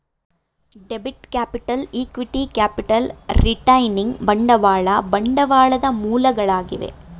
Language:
Kannada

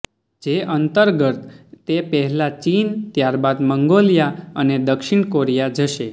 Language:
Gujarati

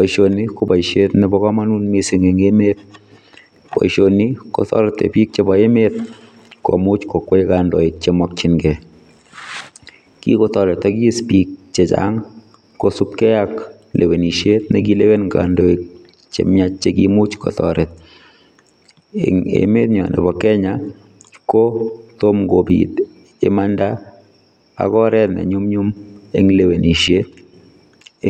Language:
Kalenjin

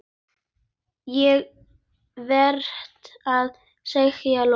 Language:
Icelandic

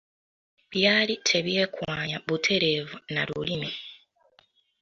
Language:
Ganda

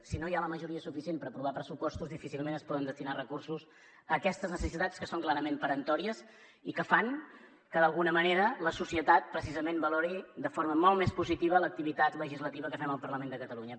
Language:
Catalan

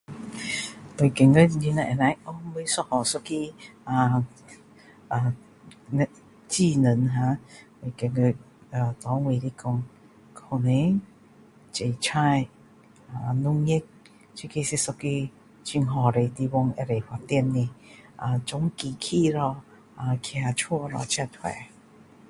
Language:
Min Dong Chinese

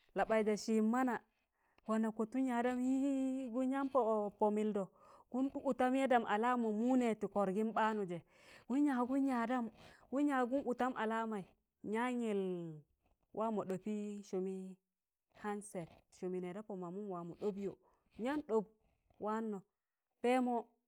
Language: Tangale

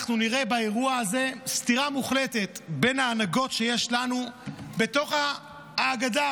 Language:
Hebrew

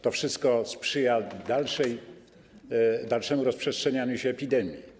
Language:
Polish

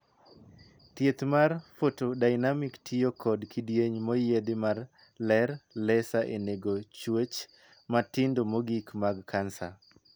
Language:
Luo (Kenya and Tanzania)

